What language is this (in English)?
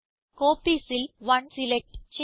Malayalam